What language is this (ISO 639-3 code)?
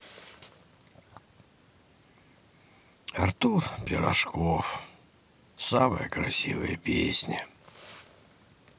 rus